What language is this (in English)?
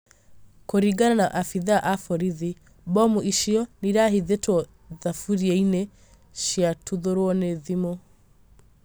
Kikuyu